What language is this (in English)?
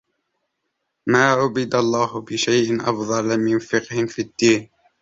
Arabic